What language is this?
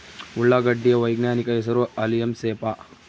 Kannada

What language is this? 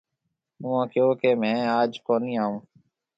Marwari (Pakistan)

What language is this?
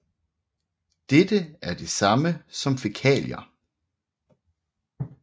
Danish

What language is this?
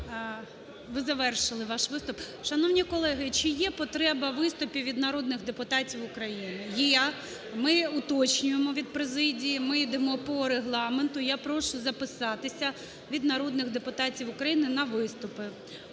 Ukrainian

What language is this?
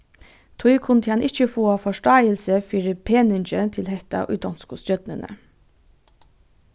Faroese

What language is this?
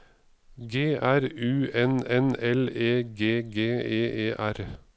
Norwegian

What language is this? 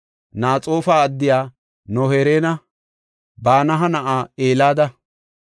Gofa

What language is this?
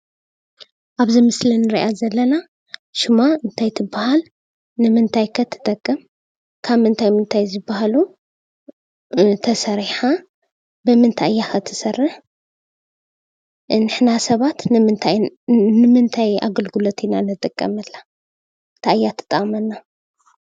Tigrinya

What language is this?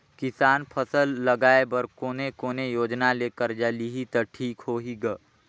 Chhattisgarhi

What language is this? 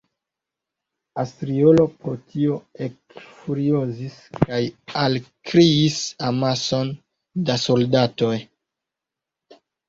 Esperanto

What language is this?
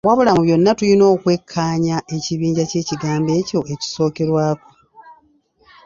Ganda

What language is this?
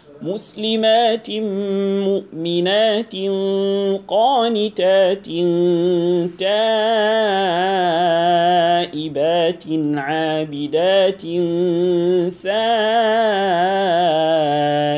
Arabic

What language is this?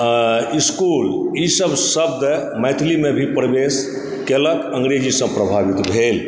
Maithili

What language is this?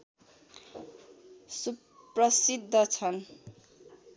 Nepali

